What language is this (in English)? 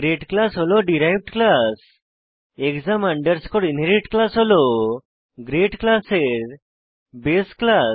Bangla